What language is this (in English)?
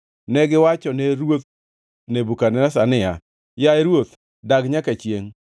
Luo (Kenya and Tanzania)